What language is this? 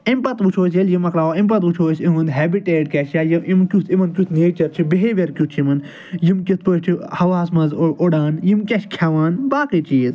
Kashmiri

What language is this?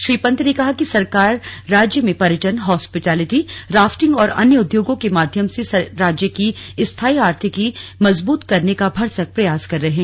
Hindi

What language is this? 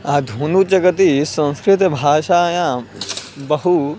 Sanskrit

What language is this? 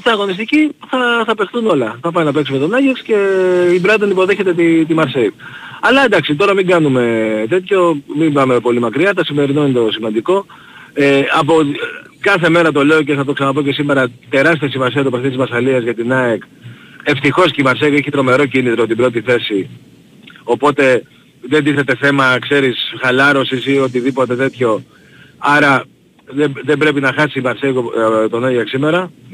Greek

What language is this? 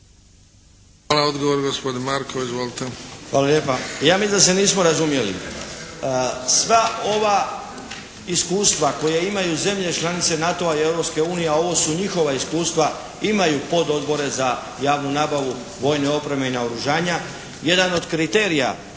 Croatian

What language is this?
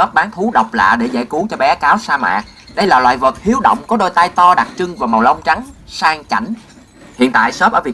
Vietnamese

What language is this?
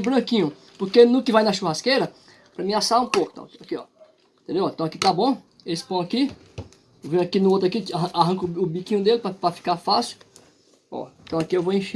Portuguese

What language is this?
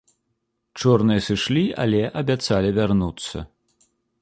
Belarusian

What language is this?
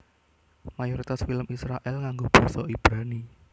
Javanese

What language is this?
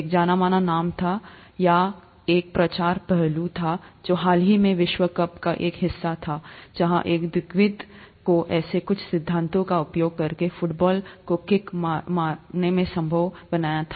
Hindi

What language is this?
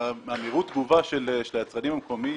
Hebrew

